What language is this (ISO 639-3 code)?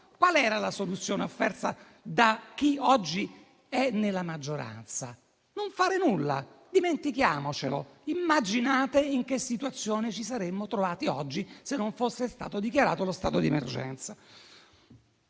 ita